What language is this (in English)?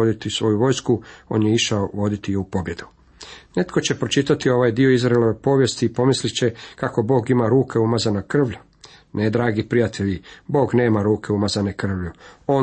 Croatian